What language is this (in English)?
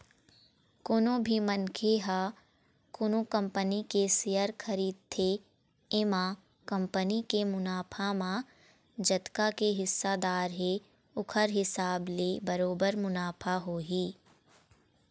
Chhattisgarhi